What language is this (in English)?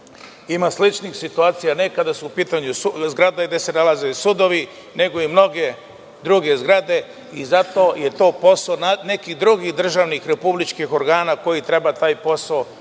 Serbian